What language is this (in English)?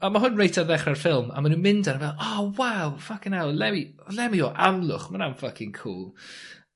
Welsh